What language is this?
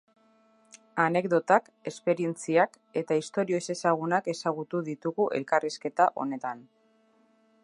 Basque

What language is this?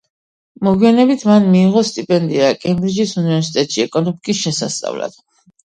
Georgian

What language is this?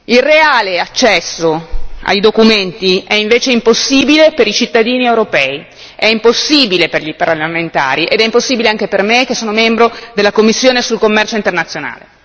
Italian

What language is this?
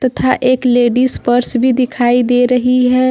Hindi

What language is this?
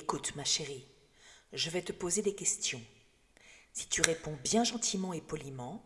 French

